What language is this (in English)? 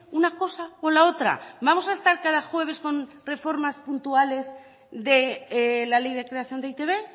Spanish